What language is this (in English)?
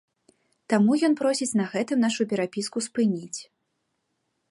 Belarusian